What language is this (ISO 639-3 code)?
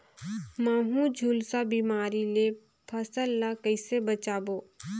hne